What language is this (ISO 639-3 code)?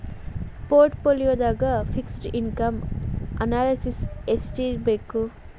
kan